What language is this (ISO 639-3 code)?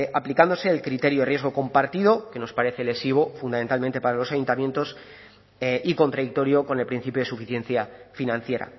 spa